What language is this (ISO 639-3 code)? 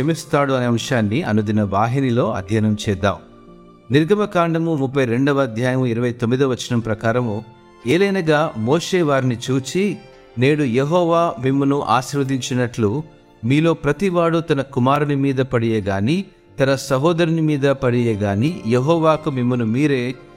tel